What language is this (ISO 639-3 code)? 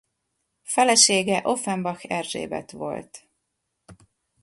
hun